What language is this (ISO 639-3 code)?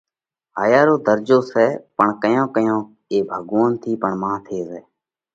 kvx